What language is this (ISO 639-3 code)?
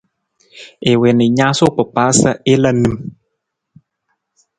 nmz